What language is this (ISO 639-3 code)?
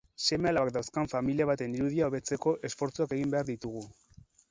eus